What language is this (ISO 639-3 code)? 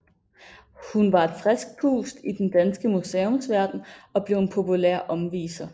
dan